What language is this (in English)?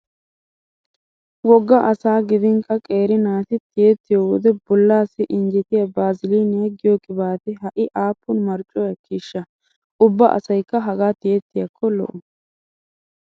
Wolaytta